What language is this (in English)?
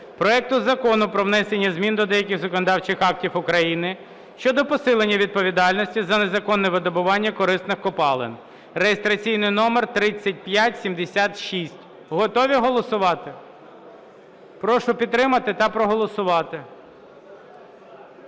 Ukrainian